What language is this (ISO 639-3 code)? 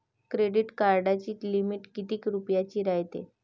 mar